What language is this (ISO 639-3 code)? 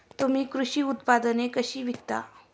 mar